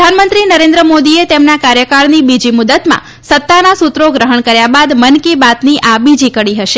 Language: Gujarati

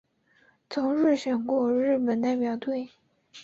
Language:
Chinese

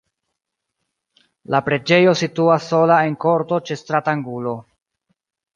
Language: Esperanto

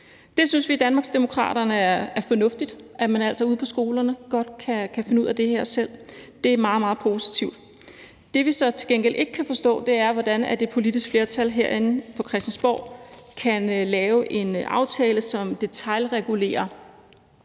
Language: Danish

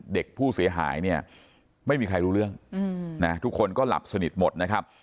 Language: Thai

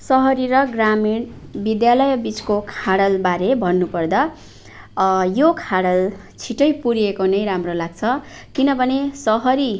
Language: Nepali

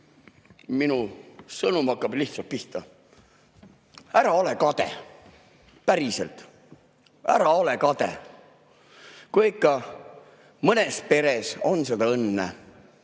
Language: Estonian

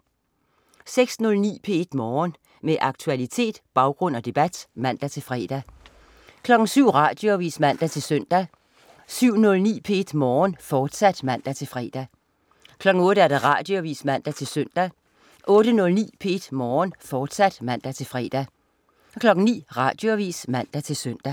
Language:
Danish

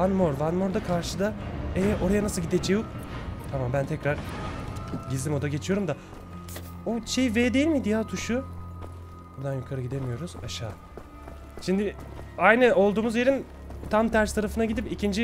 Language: Turkish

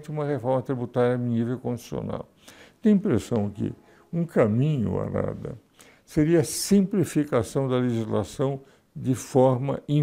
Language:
Portuguese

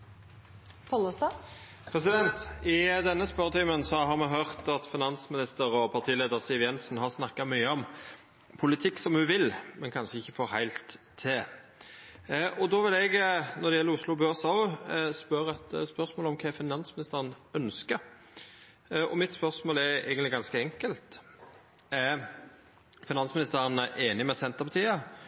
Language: Norwegian Nynorsk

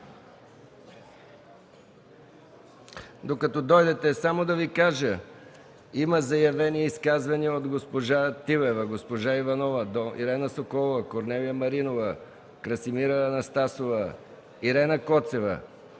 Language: Bulgarian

